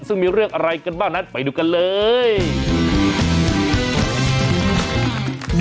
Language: Thai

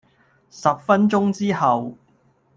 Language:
Cantonese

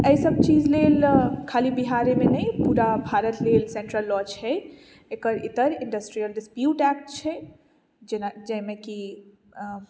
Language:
Maithili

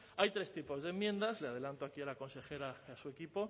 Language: Spanish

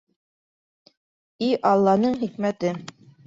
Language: Bashkir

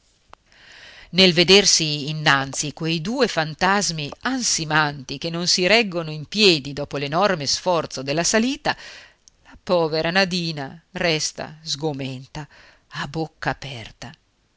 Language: Italian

